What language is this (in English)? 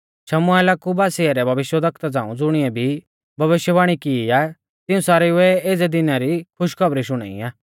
Mahasu Pahari